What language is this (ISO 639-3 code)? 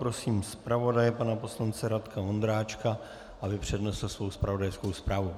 ces